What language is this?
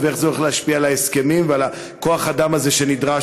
Hebrew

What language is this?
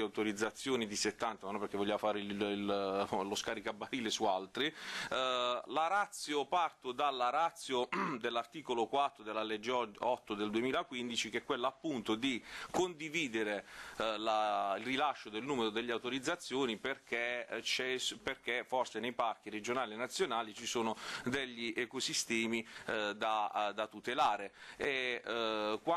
Italian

